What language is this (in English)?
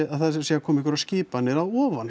Icelandic